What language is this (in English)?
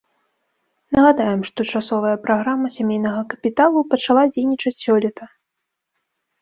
Belarusian